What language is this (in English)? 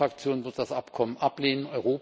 German